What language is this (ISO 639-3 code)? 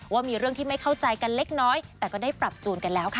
tha